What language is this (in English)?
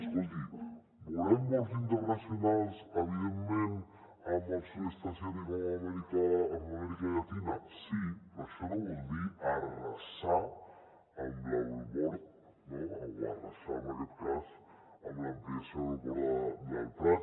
Catalan